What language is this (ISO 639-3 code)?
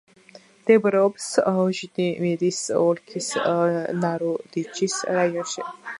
kat